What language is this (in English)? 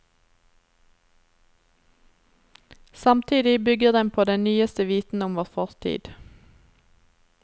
Norwegian